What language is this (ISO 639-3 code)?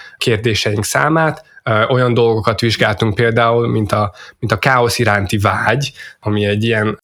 hun